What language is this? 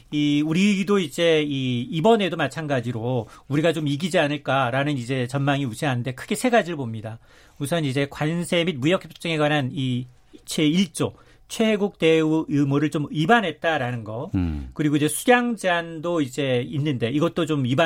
Korean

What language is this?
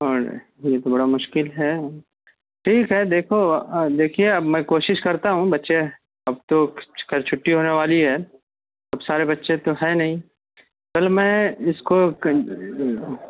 Urdu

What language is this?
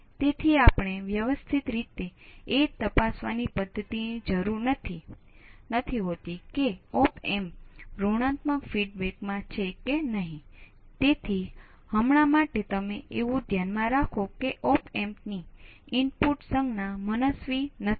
Gujarati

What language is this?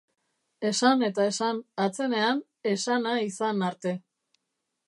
Basque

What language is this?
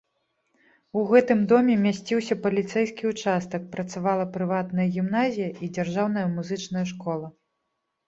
Belarusian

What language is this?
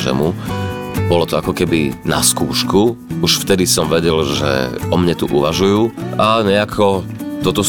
Slovak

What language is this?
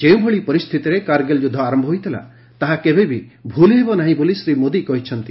Odia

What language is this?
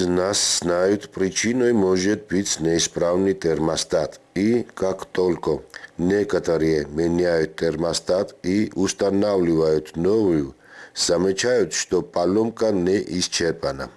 Russian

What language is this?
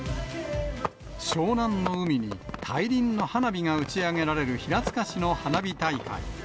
Japanese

